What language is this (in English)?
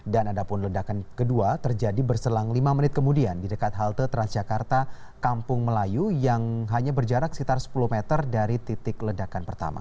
Indonesian